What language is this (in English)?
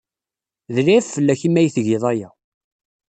Kabyle